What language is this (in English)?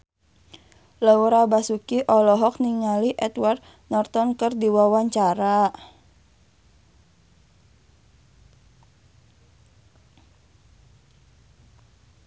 Sundanese